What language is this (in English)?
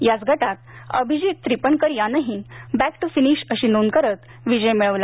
Marathi